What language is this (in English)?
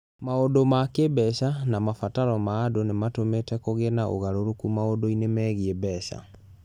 Kikuyu